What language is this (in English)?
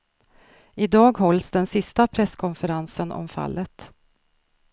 Swedish